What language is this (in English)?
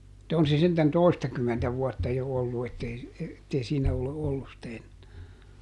Finnish